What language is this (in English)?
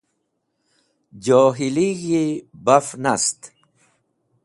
Wakhi